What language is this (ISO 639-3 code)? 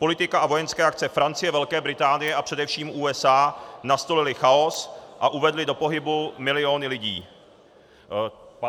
ces